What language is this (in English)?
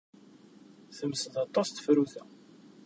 Kabyle